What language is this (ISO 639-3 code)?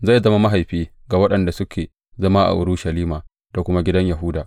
hau